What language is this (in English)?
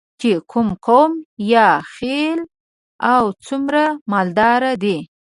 Pashto